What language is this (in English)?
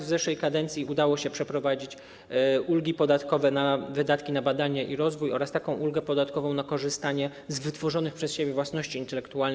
Polish